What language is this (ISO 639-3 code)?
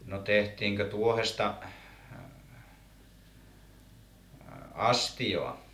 fin